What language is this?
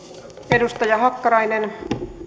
Finnish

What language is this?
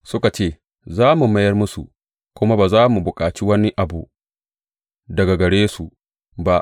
Hausa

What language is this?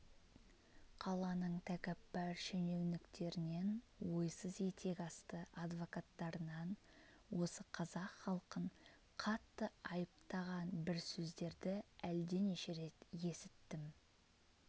Kazakh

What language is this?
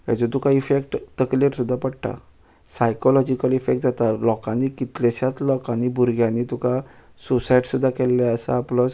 Konkani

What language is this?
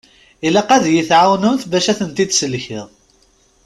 Kabyle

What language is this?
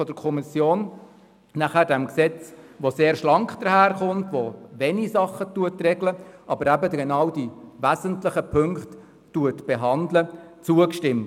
Swiss German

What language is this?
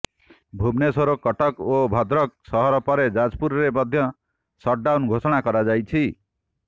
Odia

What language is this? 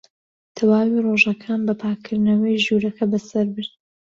Central Kurdish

